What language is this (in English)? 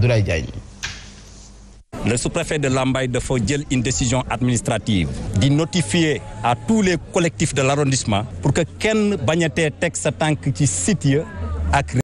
French